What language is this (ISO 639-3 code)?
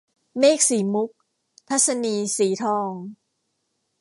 tha